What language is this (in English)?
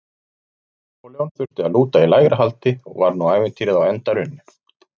Icelandic